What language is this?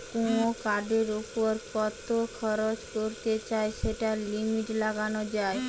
Bangla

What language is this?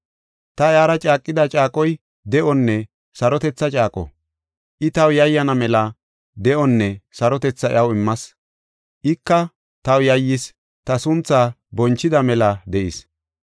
Gofa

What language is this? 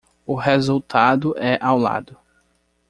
Portuguese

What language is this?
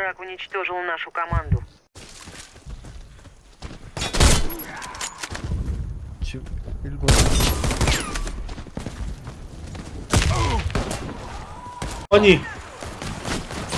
Korean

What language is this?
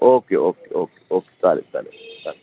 Marathi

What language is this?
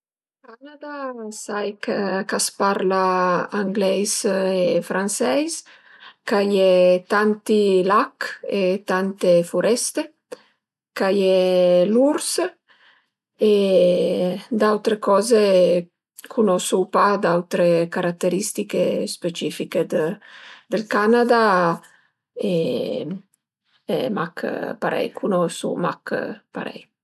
Piedmontese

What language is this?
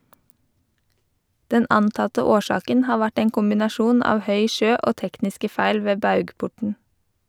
Norwegian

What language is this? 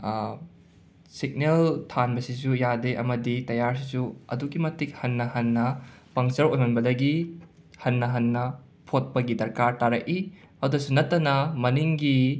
Manipuri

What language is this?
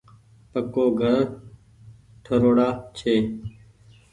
Goaria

